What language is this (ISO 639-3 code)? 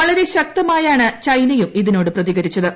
mal